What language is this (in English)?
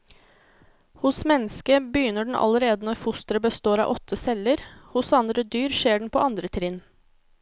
Norwegian